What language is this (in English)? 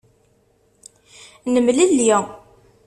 Kabyle